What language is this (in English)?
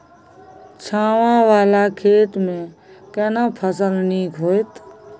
Maithili